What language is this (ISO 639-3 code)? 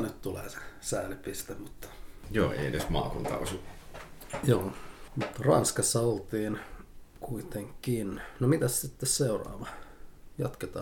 fin